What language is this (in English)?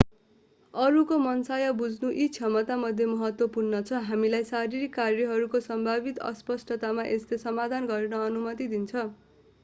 Nepali